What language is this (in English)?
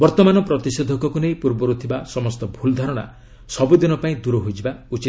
Odia